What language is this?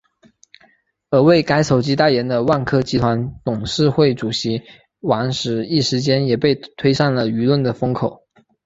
Chinese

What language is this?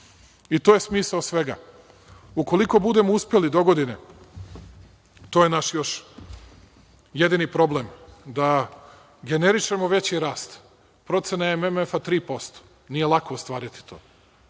Serbian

